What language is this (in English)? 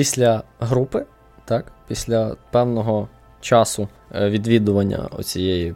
Ukrainian